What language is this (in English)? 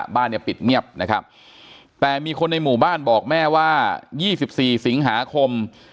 Thai